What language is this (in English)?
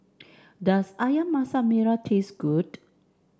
English